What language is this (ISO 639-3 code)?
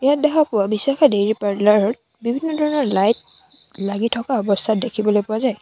asm